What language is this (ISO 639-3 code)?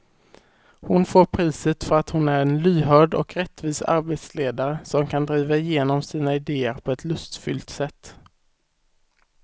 swe